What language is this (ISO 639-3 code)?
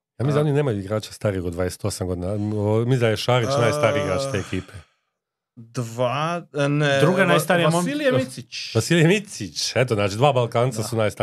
hrv